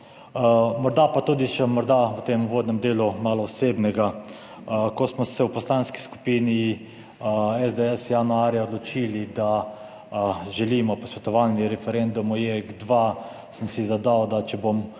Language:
Slovenian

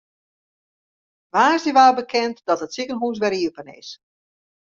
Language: Western Frisian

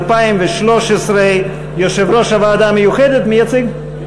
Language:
Hebrew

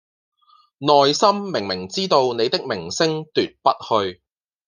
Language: Cantonese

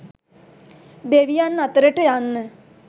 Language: Sinhala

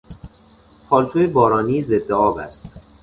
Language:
Persian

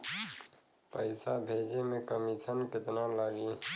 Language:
Bhojpuri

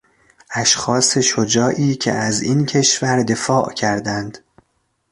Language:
Persian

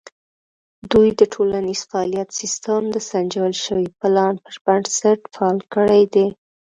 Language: Pashto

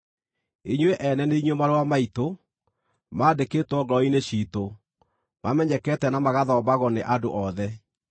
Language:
Kikuyu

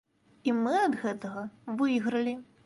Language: Belarusian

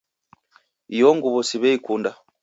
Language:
Taita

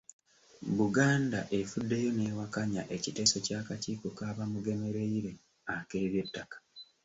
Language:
Ganda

